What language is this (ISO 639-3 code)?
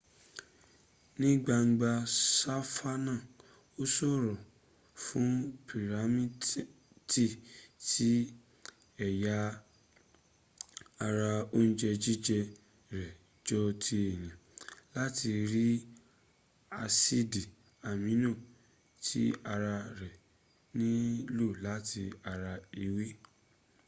yor